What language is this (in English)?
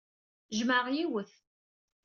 Kabyle